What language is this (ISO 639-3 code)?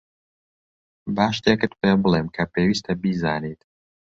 ckb